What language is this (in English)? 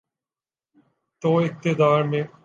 Urdu